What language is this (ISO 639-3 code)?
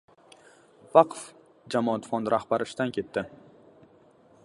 uzb